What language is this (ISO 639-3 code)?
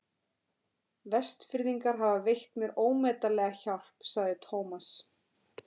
isl